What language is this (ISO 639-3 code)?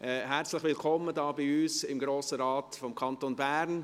gsw